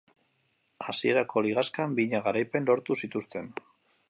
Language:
Basque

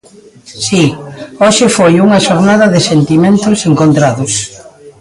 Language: Galician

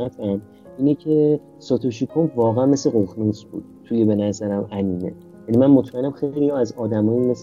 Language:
Persian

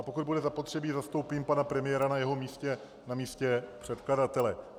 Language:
Czech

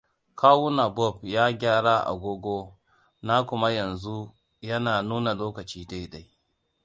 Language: Hausa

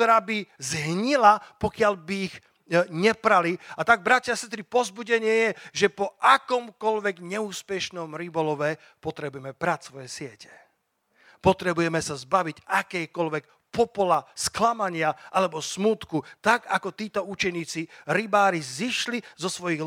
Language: Slovak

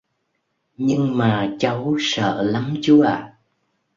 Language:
Vietnamese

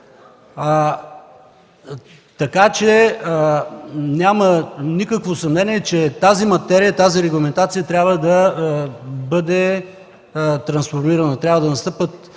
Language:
Bulgarian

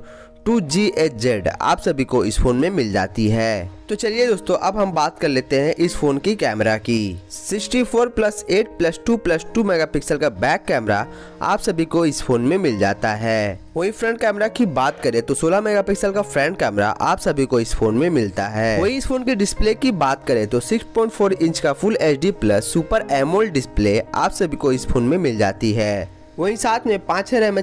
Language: Hindi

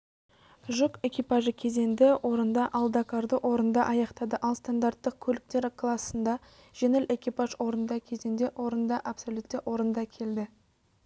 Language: Kazakh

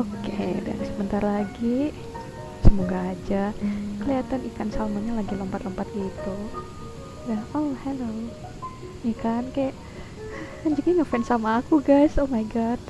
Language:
Indonesian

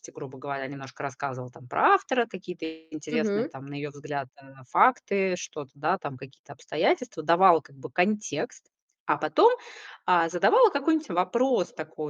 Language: Russian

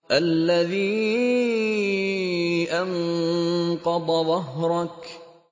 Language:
Arabic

